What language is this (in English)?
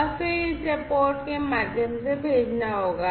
Hindi